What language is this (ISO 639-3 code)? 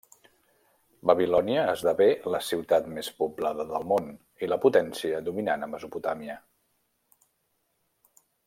cat